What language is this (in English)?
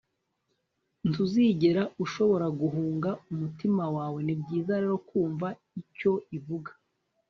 Kinyarwanda